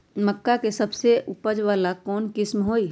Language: Magahi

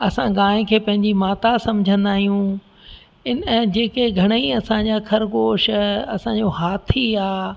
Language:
Sindhi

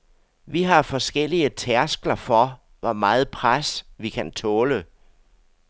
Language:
Danish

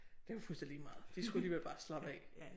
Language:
Danish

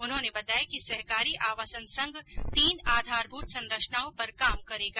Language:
Hindi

